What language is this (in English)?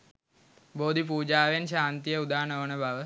Sinhala